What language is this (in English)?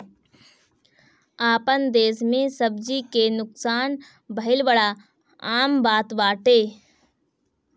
Bhojpuri